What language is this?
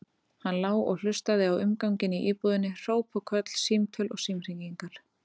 Icelandic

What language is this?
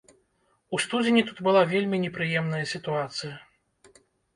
Belarusian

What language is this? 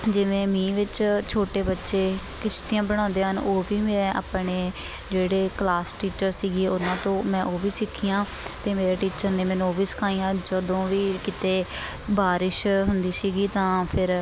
Punjabi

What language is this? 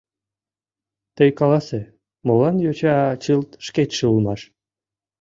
Mari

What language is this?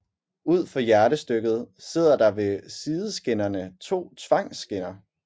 Danish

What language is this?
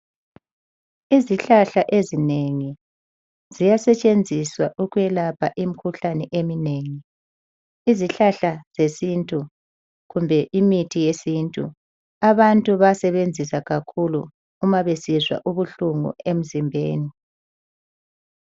North Ndebele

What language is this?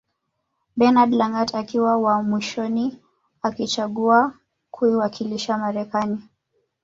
Swahili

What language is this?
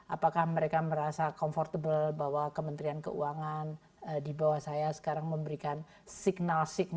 Indonesian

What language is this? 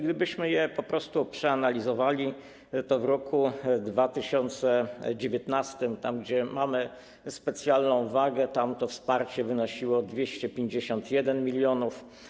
Polish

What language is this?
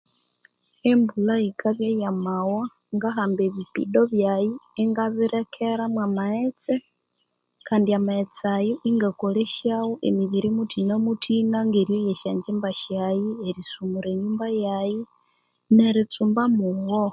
Konzo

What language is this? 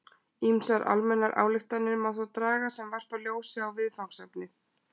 Icelandic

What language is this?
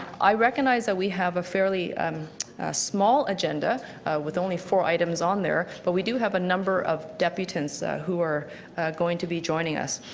English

